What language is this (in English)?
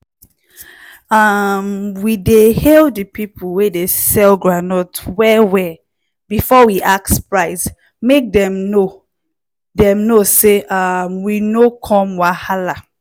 Nigerian Pidgin